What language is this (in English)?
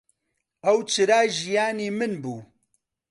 Central Kurdish